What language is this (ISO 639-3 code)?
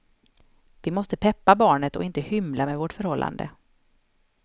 swe